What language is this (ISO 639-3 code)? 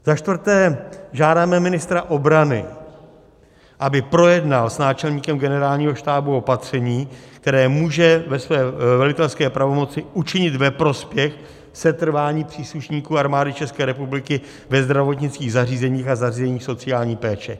ces